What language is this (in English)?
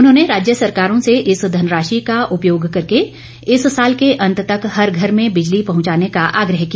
Hindi